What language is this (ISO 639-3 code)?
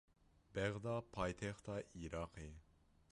kur